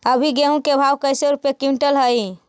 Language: Magahi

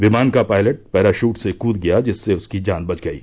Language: Hindi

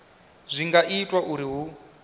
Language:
Venda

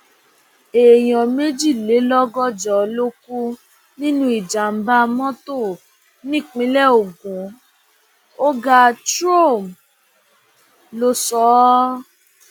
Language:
Yoruba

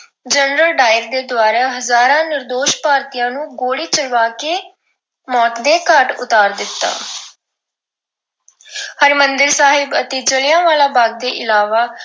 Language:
Punjabi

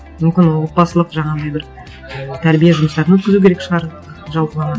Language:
Kazakh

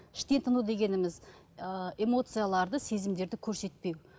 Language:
Kazakh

